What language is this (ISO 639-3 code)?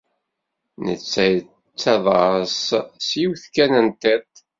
kab